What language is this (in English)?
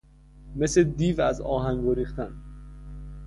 Persian